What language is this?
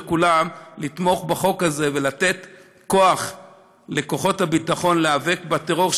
Hebrew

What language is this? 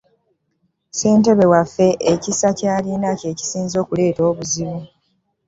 Ganda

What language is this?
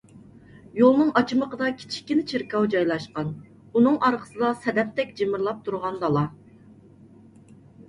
Uyghur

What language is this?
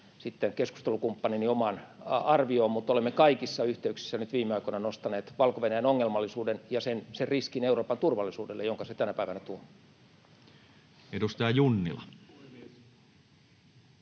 Finnish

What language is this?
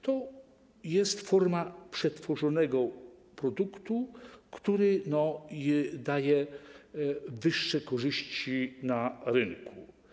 Polish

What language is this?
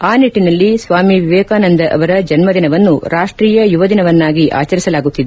Kannada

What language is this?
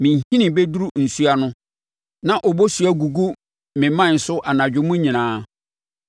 Akan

